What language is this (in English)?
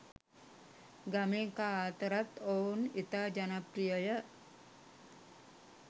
Sinhala